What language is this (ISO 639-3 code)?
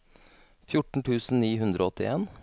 nor